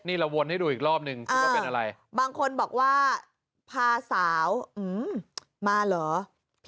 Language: Thai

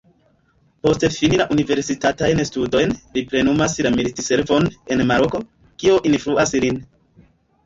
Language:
Esperanto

